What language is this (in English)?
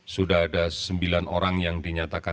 Indonesian